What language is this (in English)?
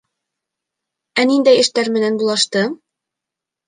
Bashkir